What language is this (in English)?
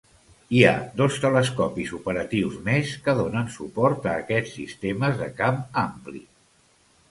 Catalan